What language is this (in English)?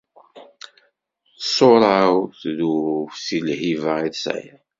Kabyle